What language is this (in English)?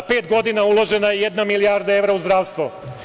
Serbian